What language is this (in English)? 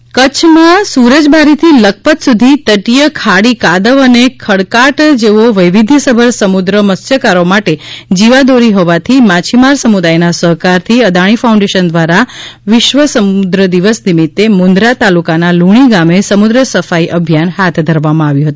Gujarati